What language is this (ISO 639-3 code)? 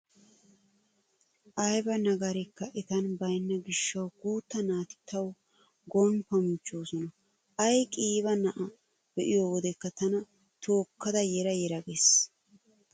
wal